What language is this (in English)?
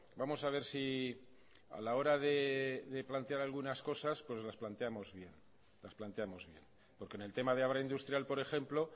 Spanish